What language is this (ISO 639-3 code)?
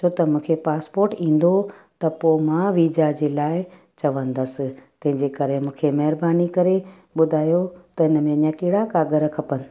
snd